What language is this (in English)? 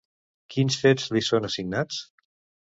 Catalan